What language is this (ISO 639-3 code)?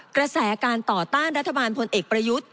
tha